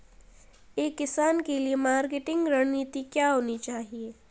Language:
Hindi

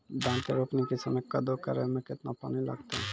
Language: Maithili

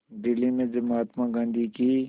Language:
Hindi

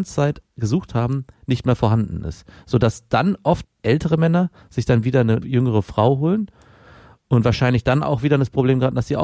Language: German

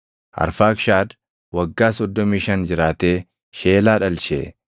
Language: Oromo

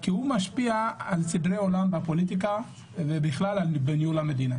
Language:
Hebrew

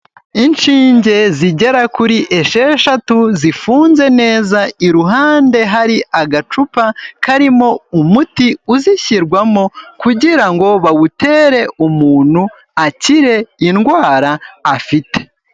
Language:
Kinyarwanda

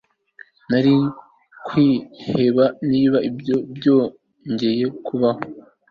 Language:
Kinyarwanda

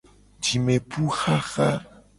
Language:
Gen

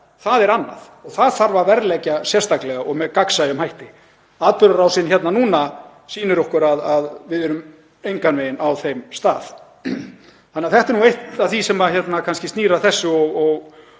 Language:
Icelandic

